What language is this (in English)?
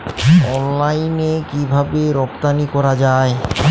Bangla